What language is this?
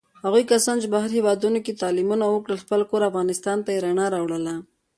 Pashto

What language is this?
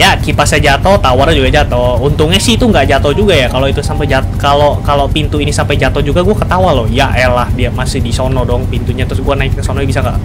Indonesian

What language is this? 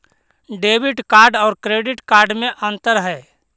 Magahi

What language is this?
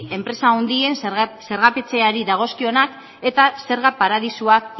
Basque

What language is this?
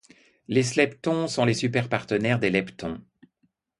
French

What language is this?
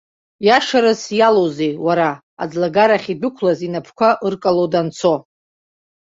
Abkhazian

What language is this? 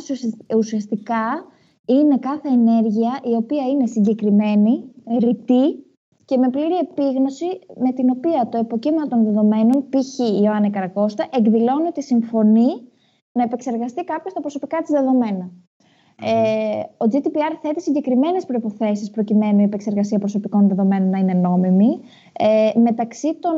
Greek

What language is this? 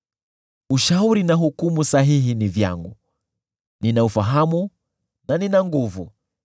Swahili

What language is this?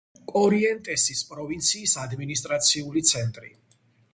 Georgian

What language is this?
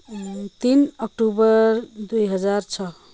Nepali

